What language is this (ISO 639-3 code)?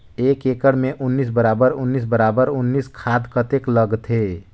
hne